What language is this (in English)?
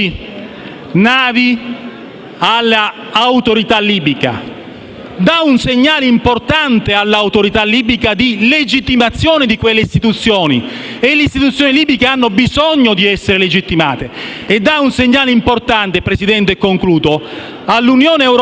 Italian